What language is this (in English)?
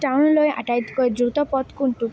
Assamese